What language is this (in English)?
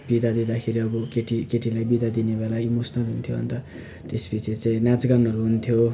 Nepali